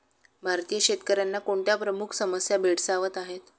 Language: Marathi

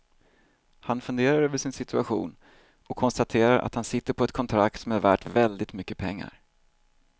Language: Swedish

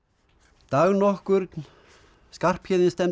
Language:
Icelandic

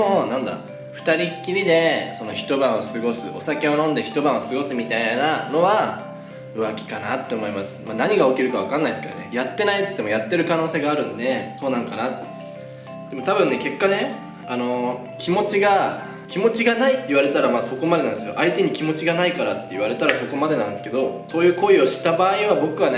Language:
Japanese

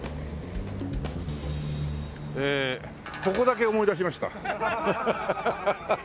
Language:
Japanese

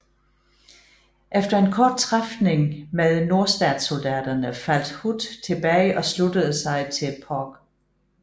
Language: Danish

